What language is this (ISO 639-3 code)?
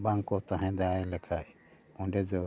sat